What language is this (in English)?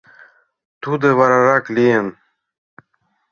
Mari